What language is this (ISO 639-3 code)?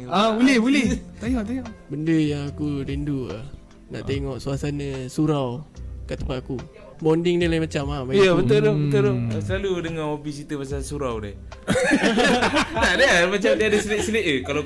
msa